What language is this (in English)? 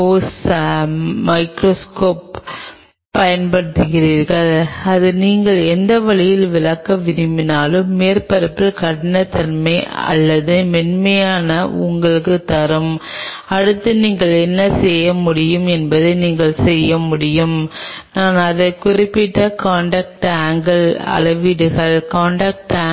Tamil